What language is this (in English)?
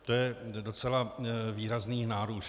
Czech